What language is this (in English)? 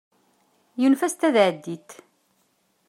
Kabyle